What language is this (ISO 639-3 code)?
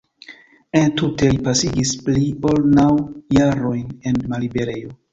epo